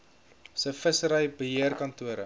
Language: Afrikaans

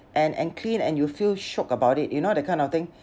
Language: English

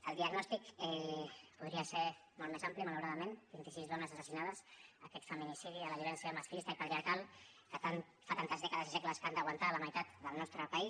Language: Catalan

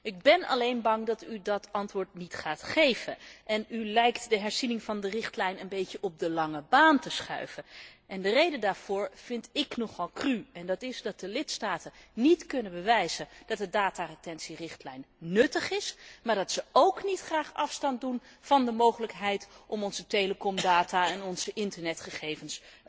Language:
Dutch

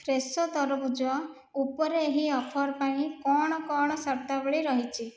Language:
Odia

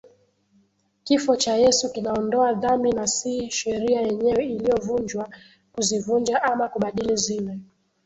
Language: Swahili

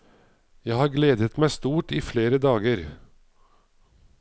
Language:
Norwegian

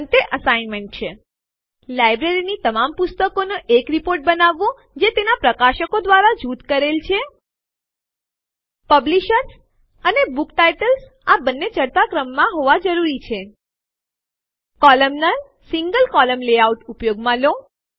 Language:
Gujarati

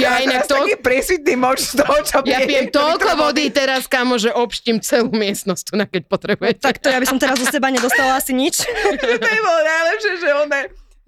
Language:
Slovak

